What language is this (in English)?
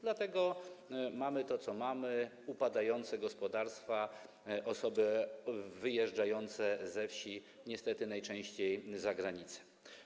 Polish